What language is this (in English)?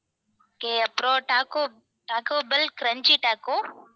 Tamil